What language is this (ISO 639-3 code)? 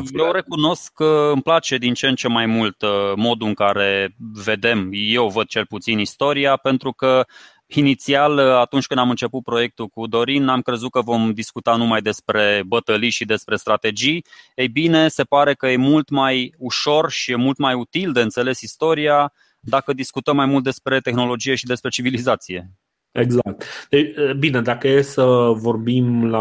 ron